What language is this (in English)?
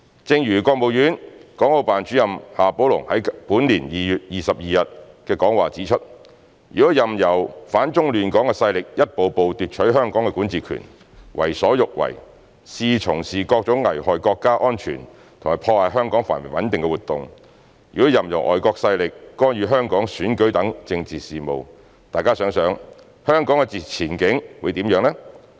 Cantonese